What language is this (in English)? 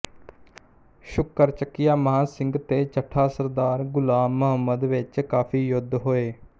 Punjabi